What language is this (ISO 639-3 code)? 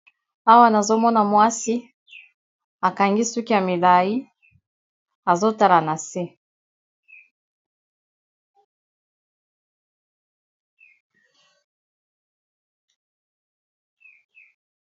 lin